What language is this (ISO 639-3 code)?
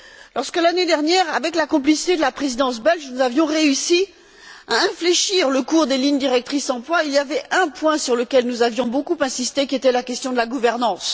fra